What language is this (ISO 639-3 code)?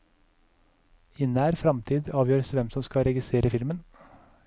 nor